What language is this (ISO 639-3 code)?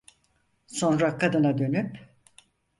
tur